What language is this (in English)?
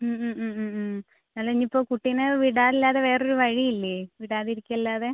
Malayalam